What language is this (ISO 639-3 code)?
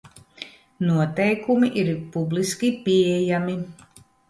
lav